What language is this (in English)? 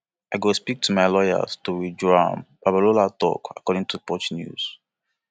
Nigerian Pidgin